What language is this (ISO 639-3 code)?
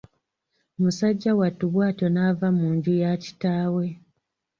lug